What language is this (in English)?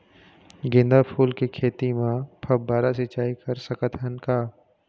Chhattisgarhi